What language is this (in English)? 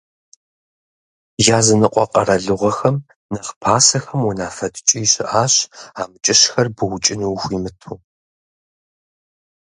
Kabardian